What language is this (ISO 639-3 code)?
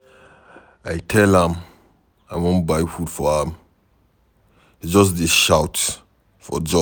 pcm